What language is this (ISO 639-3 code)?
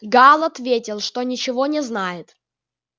rus